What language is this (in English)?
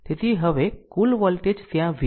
Gujarati